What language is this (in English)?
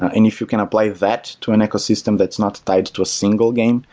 English